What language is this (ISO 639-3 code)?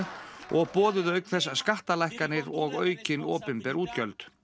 isl